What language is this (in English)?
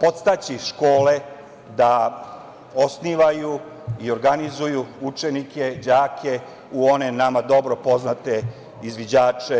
Serbian